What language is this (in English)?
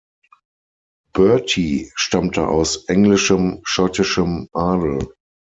German